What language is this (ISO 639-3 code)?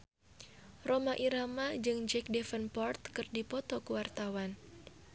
sun